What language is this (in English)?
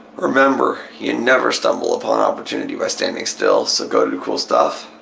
English